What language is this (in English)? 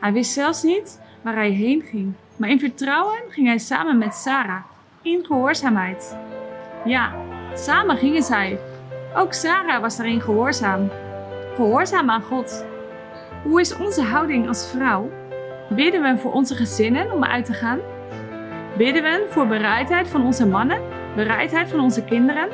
Dutch